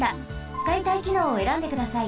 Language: Japanese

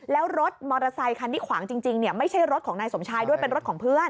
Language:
Thai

